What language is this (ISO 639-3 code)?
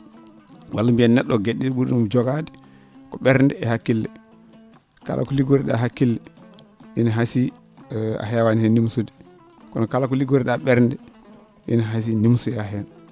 ful